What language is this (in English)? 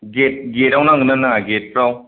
Bodo